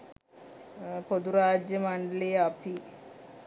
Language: Sinhala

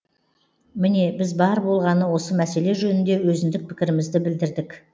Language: Kazakh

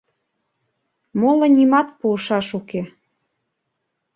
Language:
Mari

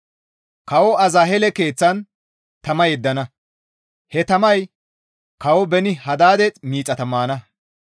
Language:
Gamo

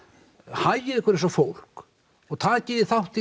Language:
Icelandic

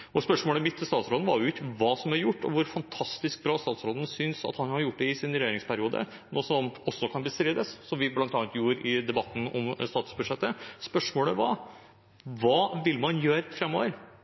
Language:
Norwegian Bokmål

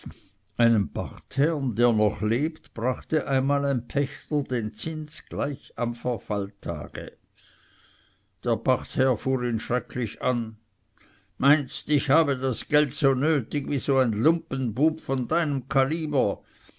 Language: German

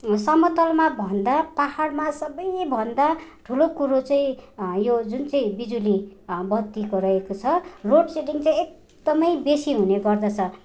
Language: Nepali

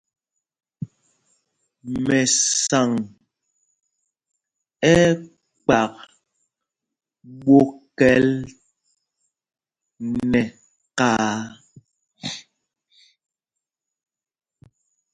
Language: Mpumpong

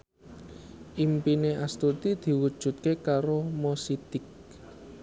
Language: Javanese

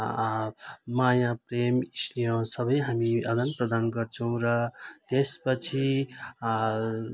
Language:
Nepali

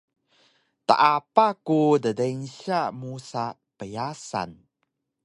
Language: Taroko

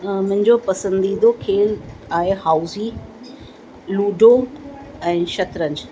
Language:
Sindhi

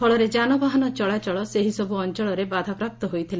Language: Odia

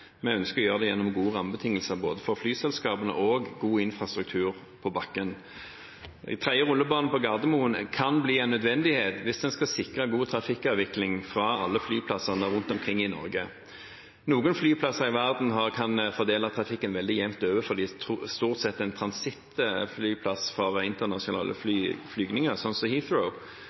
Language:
Norwegian Bokmål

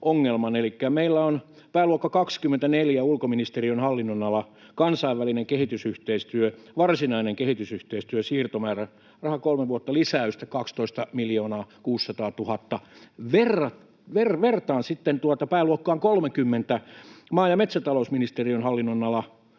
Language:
Finnish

